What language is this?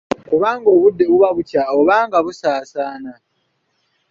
Ganda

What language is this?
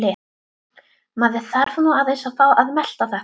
Icelandic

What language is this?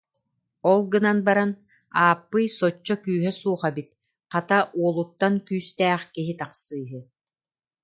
Yakut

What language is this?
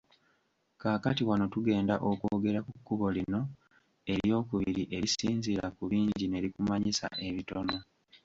Ganda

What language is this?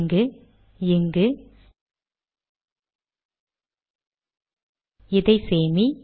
Tamil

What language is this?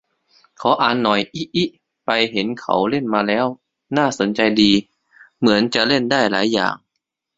Thai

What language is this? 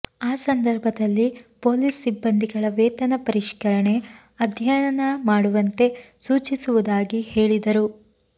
Kannada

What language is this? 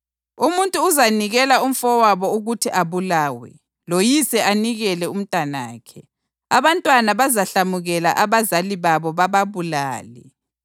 North Ndebele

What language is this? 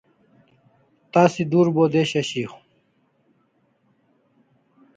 Kalasha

